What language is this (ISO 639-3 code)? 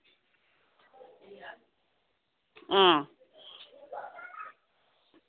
doi